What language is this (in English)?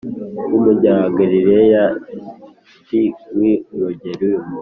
Kinyarwanda